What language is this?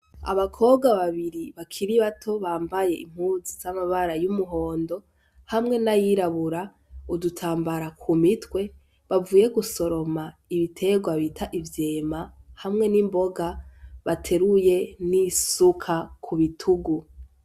Rundi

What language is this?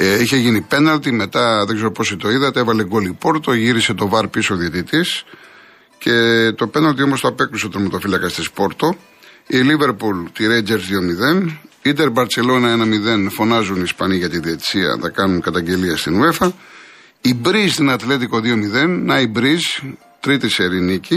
Greek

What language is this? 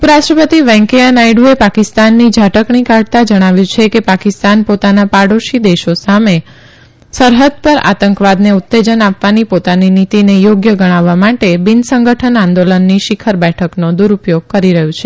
Gujarati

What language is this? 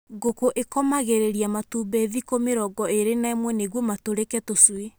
Kikuyu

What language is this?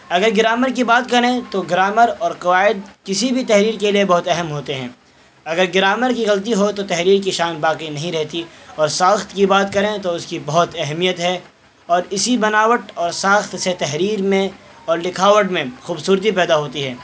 Urdu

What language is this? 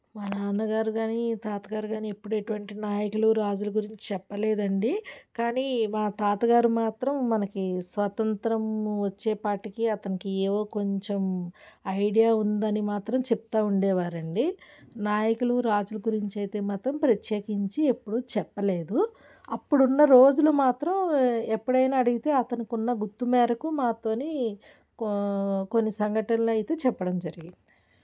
Telugu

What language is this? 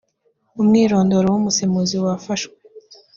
Kinyarwanda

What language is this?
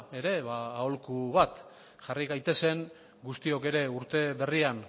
Basque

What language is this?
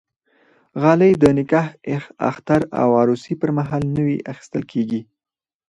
Pashto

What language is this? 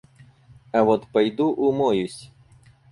Russian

